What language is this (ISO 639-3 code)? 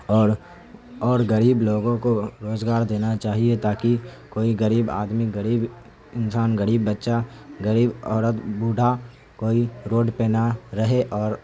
urd